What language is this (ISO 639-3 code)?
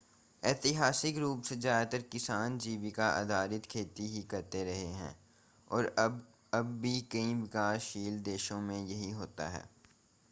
hin